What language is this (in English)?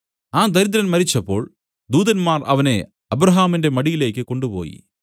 Malayalam